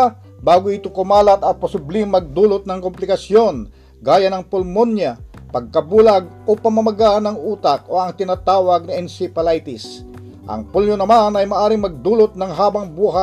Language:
Filipino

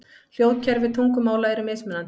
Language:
Icelandic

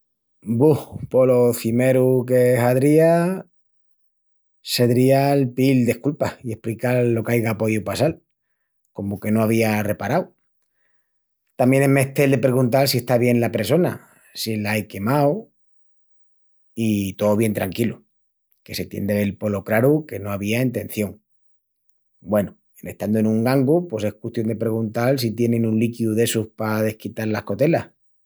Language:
Extremaduran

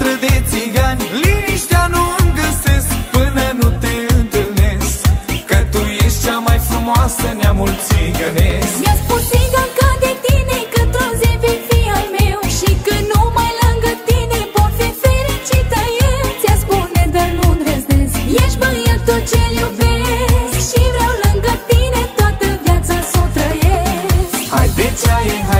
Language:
Romanian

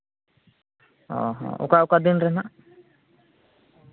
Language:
Santali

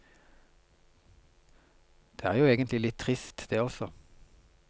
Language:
Norwegian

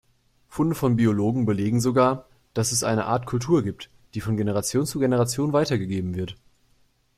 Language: German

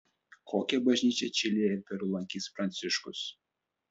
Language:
Lithuanian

